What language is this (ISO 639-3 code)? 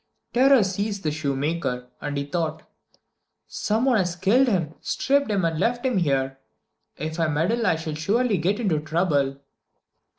eng